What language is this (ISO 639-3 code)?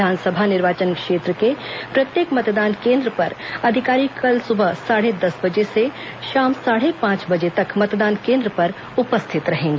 hin